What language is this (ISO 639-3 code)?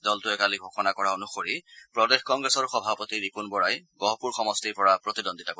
asm